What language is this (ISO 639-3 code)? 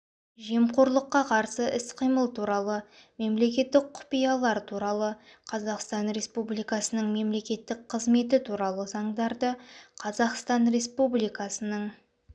kaz